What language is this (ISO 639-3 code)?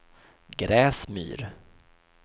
swe